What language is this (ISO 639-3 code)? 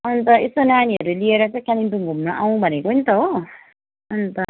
nep